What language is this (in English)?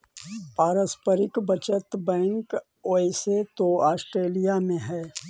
Magahi